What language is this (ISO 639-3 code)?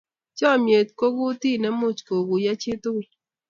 kln